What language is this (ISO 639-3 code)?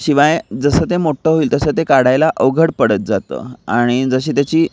mar